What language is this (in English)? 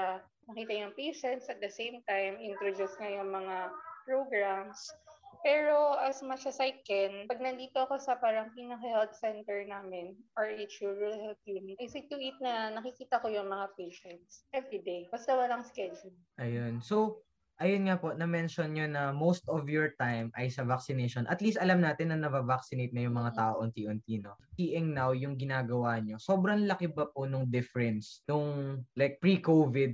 Filipino